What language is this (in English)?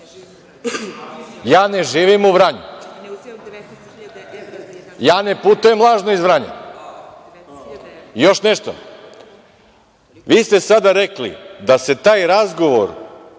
Serbian